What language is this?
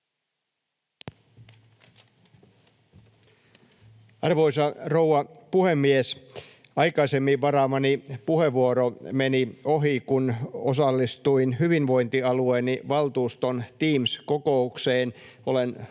Finnish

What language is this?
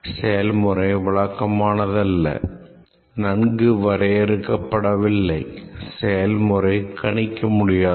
Tamil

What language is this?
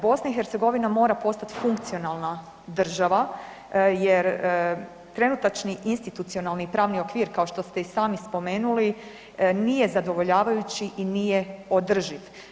Croatian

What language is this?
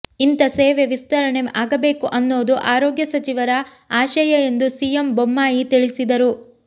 Kannada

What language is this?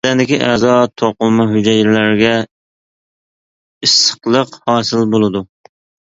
Uyghur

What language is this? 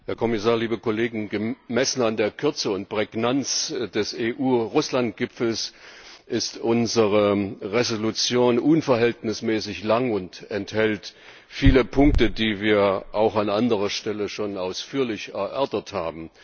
German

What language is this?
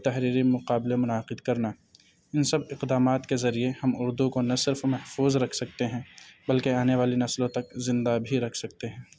Urdu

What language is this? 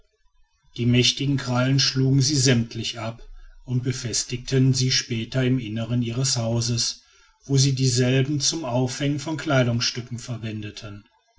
German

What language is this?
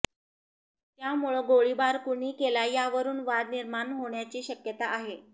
Marathi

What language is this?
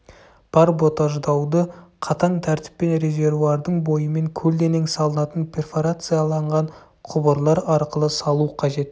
Kazakh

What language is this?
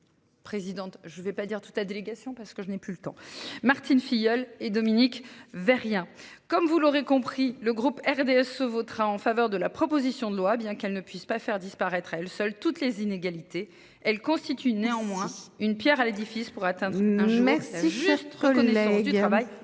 French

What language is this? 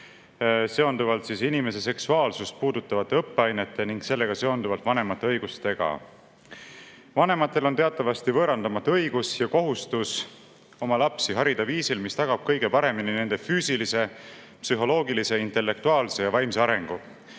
Estonian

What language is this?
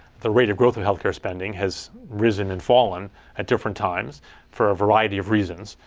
English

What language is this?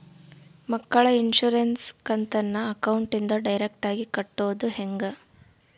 Kannada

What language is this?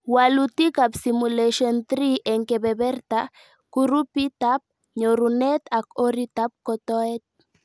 Kalenjin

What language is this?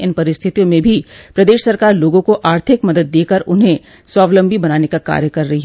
Hindi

